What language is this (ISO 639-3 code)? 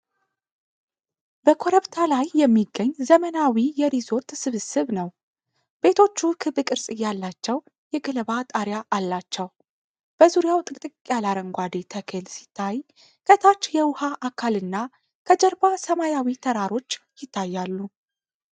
amh